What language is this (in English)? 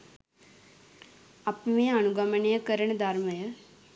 Sinhala